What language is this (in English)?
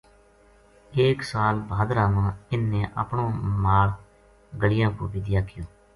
Gujari